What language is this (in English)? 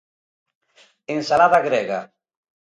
Galician